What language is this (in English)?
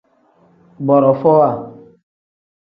Tem